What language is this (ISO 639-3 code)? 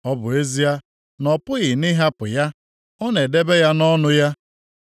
ibo